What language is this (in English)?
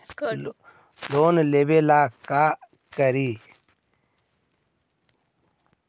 Magahi